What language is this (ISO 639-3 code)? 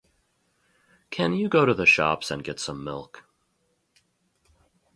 eng